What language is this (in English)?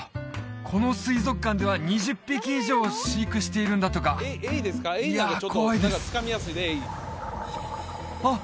Japanese